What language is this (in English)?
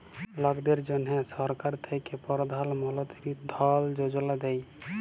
Bangla